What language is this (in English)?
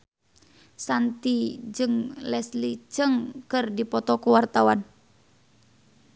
Sundanese